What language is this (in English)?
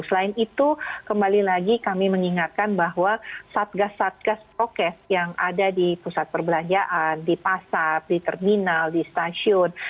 Indonesian